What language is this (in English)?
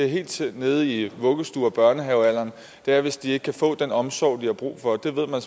Danish